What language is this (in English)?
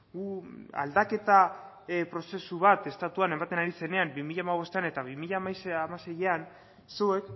Basque